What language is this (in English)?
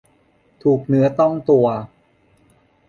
Thai